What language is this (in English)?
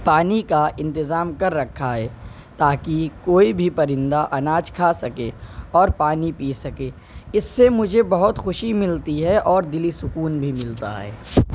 Urdu